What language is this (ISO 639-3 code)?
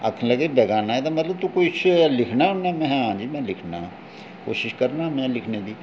doi